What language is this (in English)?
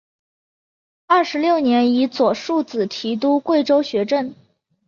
Chinese